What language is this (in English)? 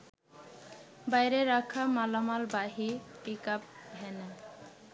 Bangla